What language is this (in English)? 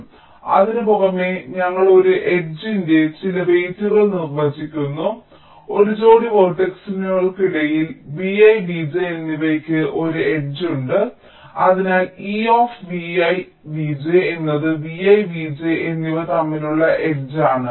Malayalam